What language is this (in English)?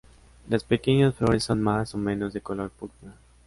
Spanish